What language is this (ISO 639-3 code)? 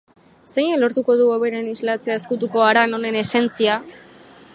eus